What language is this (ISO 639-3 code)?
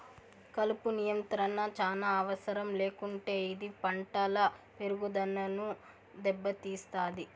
tel